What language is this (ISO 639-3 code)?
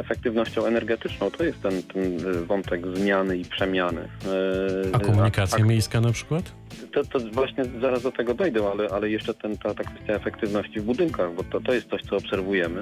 pol